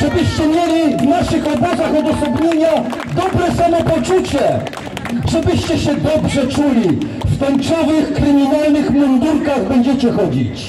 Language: Polish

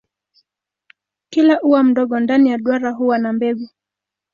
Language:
Swahili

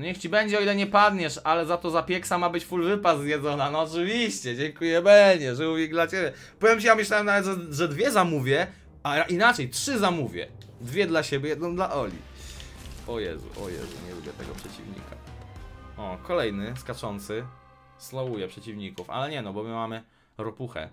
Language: Polish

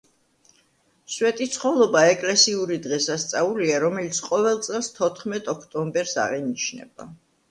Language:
Georgian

